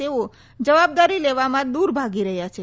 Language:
Gujarati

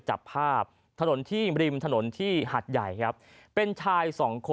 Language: Thai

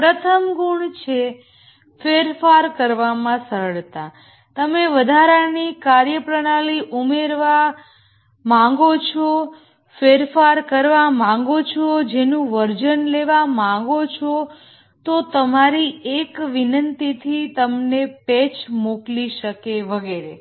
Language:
Gujarati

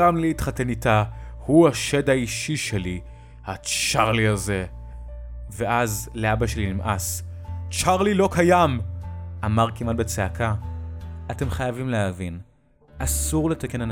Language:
Hebrew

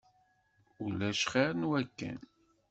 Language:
Kabyle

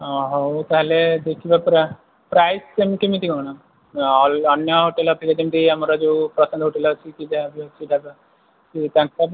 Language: Odia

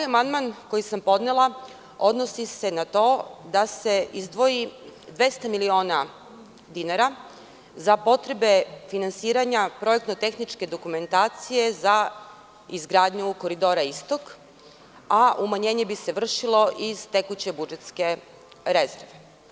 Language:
Serbian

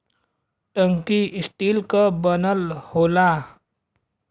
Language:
Bhojpuri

